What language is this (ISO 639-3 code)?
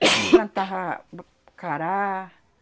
por